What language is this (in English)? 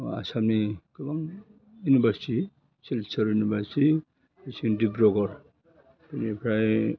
Bodo